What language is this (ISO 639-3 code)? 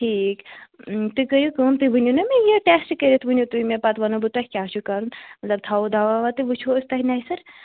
kas